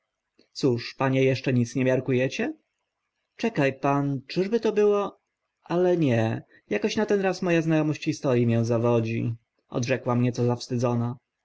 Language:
Polish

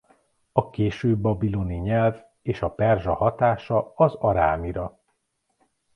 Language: Hungarian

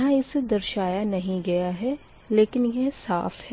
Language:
Hindi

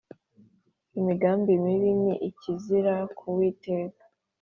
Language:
Kinyarwanda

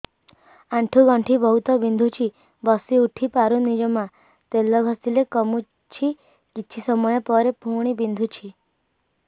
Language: Odia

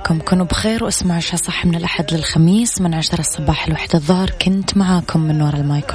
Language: Arabic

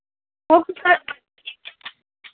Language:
Dogri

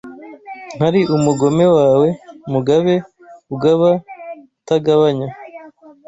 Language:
Kinyarwanda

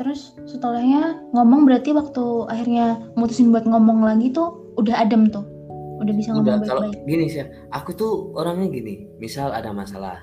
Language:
Indonesian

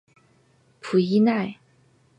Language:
Chinese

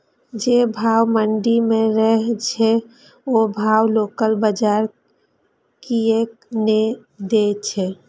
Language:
Maithili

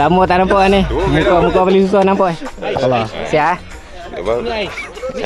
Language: Malay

